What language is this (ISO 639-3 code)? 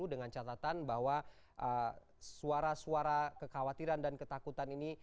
ind